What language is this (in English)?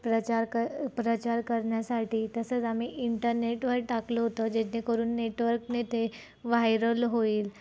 Marathi